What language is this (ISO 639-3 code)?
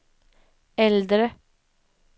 swe